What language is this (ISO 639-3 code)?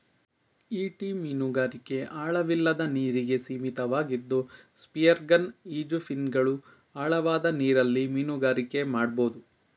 kan